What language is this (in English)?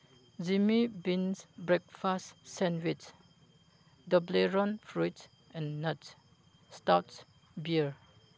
Manipuri